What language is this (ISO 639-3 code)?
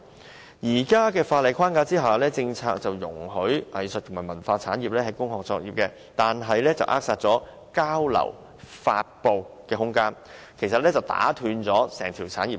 yue